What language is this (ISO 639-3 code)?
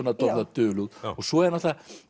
isl